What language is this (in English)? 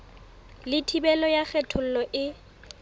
Southern Sotho